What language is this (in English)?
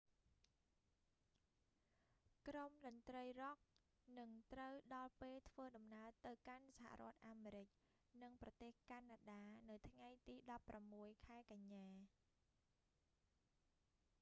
Khmer